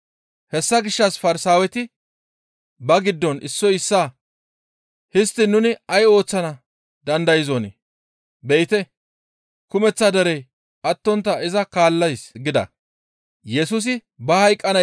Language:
Gamo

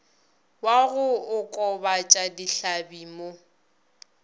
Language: Northern Sotho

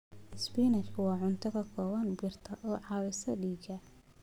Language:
Somali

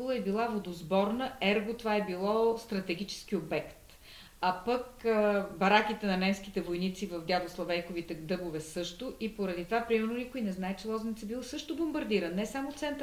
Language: Bulgarian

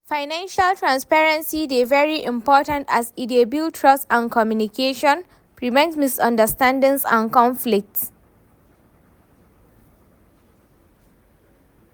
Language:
Nigerian Pidgin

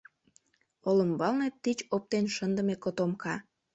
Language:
Mari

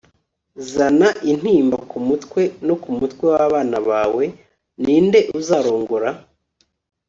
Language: Kinyarwanda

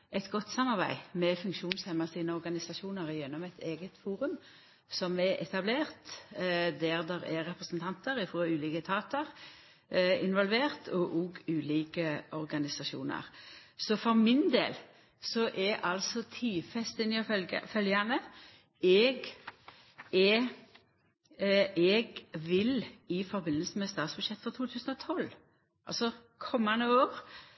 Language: Norwegian Nynorsk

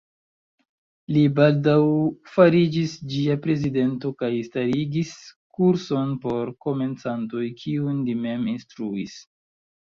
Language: Esperanto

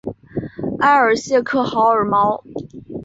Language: Chinese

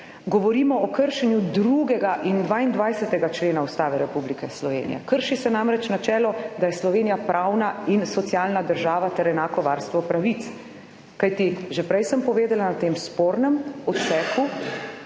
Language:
Slovenian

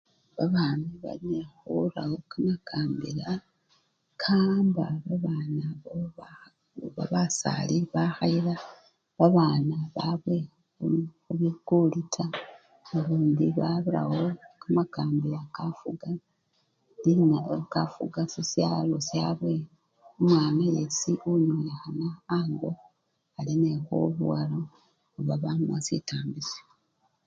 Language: Luyia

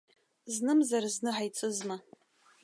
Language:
Abkhazian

